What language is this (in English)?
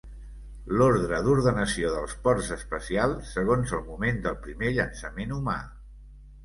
Catalan